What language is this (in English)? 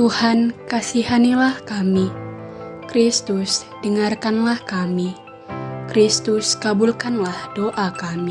Indonesian